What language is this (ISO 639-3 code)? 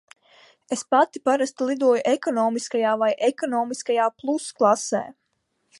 lav